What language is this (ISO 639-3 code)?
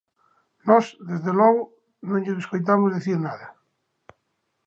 glg